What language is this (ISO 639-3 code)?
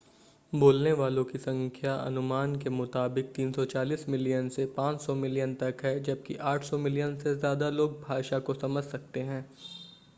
hin